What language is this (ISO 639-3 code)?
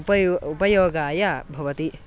san